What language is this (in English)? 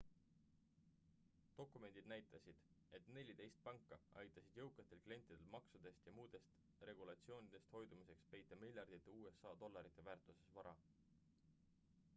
Estonian